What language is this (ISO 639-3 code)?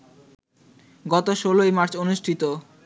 ben